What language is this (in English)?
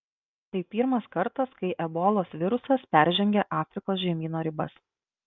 Lithuanian